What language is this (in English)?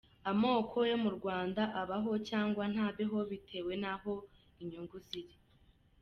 Kinyarwanda